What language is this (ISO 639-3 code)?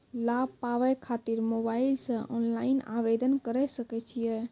mai